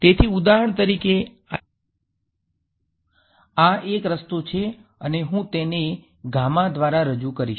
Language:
Gujarati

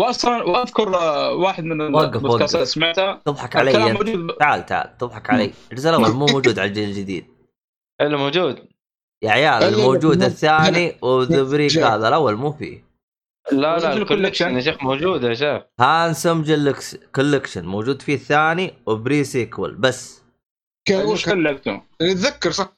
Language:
Arabic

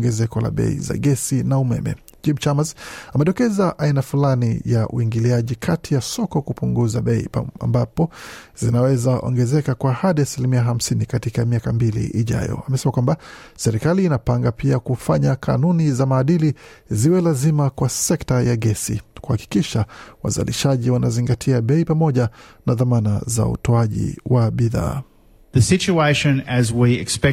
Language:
Swahili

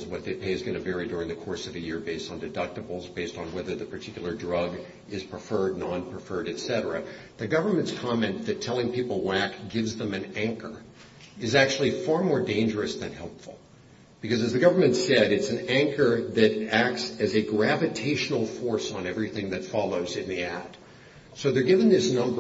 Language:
English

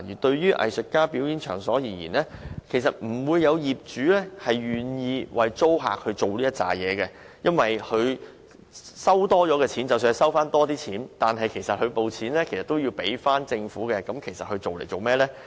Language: Cantonese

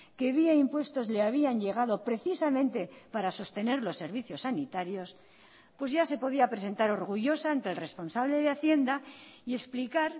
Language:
Spanish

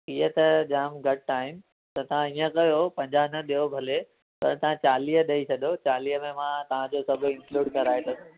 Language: Sindhi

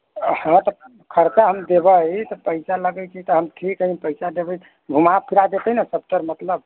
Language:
Maithili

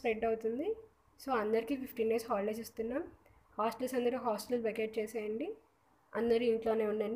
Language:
Telugu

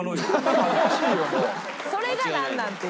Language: Japanese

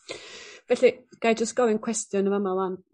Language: Welsh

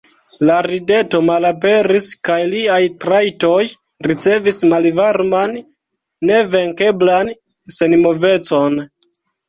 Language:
Esperanto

